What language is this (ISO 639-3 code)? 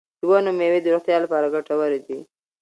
pus